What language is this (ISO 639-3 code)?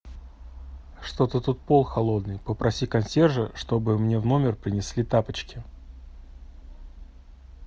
rus